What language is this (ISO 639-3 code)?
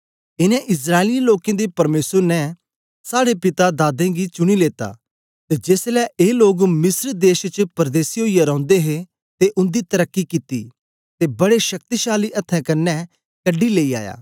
doi